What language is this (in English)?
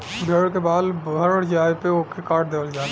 Bhojpuri